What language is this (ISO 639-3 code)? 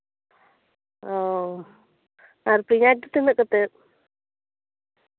sat